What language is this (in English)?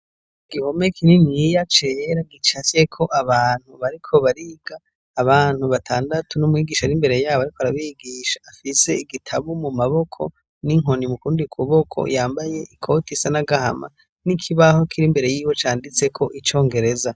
Rundi